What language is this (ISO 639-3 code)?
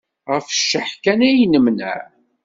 kab